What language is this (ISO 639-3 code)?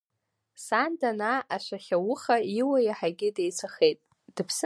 abk